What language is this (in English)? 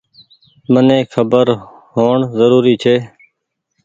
Goaria